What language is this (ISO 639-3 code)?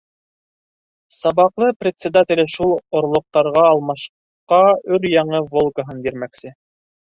bak